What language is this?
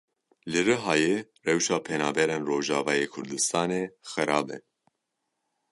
Kurdish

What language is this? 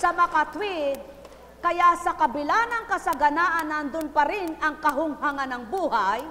Filipino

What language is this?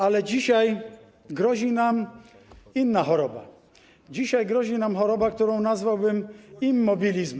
Polish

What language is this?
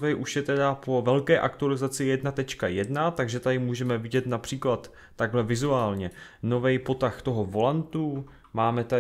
Czech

